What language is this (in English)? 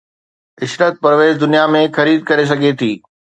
Sindhi